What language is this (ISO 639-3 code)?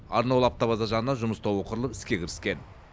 kaz